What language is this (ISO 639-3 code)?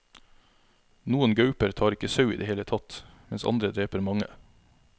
nor